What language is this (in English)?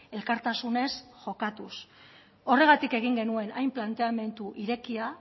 Basque